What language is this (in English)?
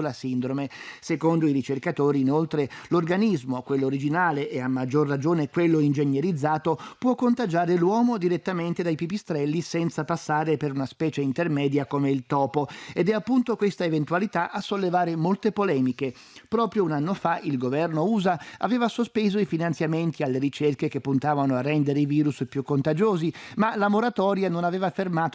Italian